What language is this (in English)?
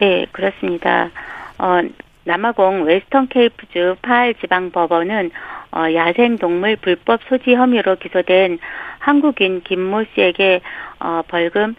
Korean